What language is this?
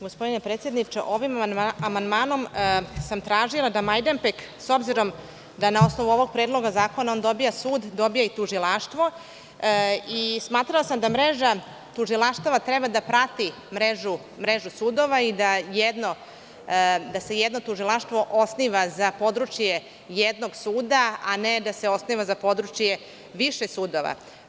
Serbian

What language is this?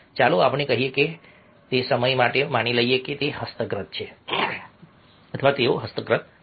Gujarati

